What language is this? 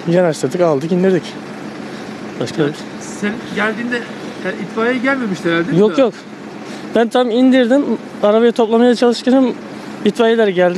Turkish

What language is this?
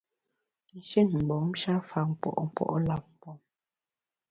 Bamun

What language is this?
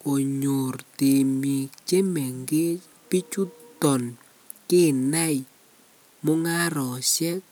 Kalenjin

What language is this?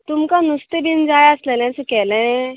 Konkani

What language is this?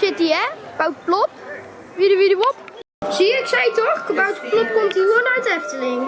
Dutch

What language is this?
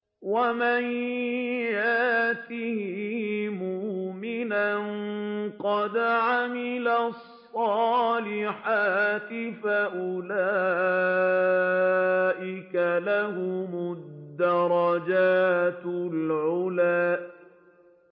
Arabic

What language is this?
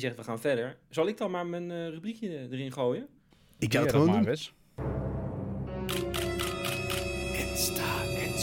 Dutch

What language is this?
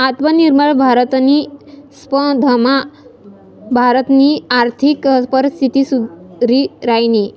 Marathi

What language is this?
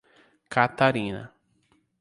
Portuguese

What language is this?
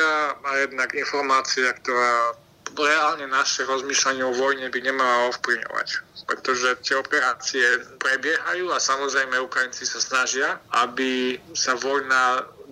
Slovak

